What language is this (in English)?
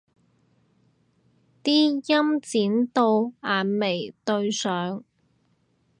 Cantonese